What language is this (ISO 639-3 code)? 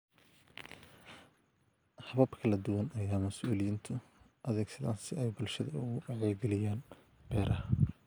som